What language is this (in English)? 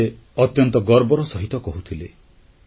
Odia